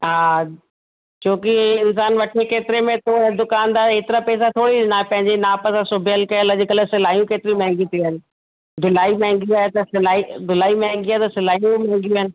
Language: Sindhi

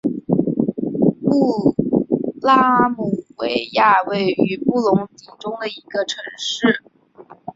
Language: Chinese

